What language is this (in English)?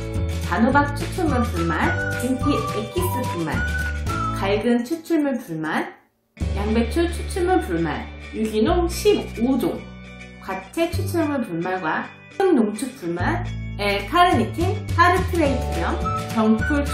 Korean